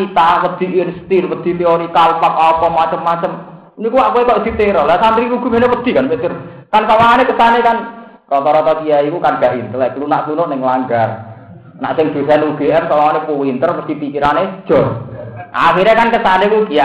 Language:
Indonesian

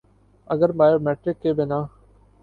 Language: Urdu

